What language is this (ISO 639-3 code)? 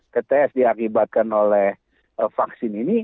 ind